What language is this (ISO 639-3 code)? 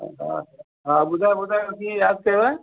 snd